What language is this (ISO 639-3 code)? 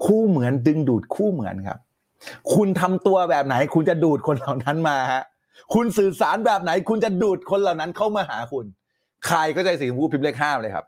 tha